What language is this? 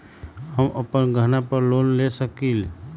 Magahi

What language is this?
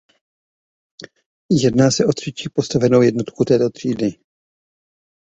Czech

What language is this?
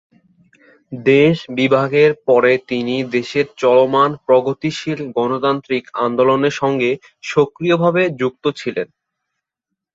Bangla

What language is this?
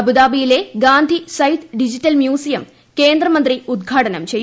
Malayalam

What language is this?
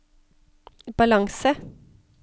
Norwegian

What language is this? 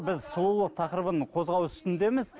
Kazakh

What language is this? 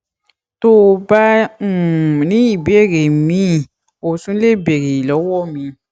Yoruba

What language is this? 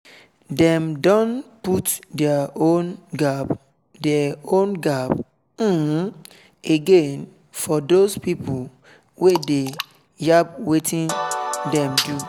Nigerian Pidgin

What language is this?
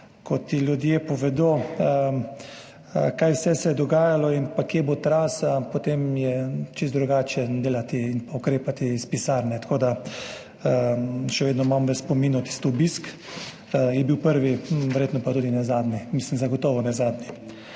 Slovenian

